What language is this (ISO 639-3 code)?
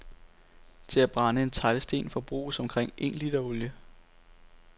dan